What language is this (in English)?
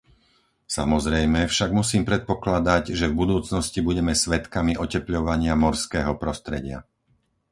Slovak